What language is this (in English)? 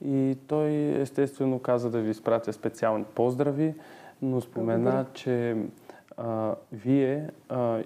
Bulgarian